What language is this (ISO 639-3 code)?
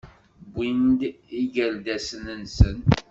kab